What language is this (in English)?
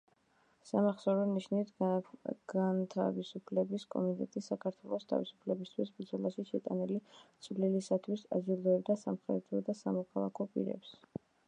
Georgian